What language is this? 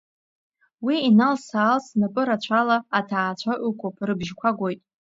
Abkhazian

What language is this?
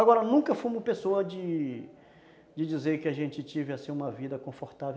Portuguese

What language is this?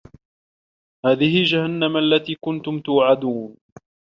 Arabic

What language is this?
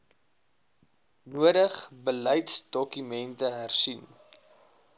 Afrikaans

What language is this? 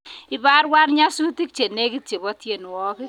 Kalenjin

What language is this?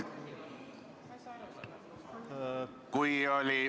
Estonian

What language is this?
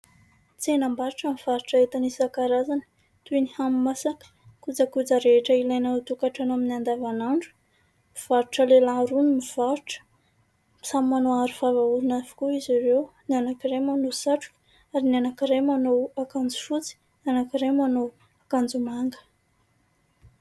Malagasy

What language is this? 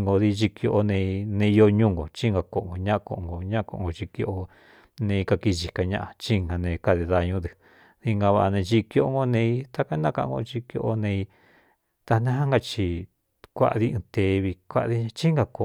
Cuyamecalco Mixtec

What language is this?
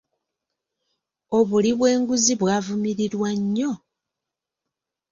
Ganda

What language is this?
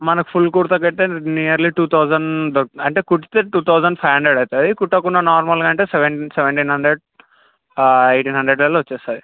Telugu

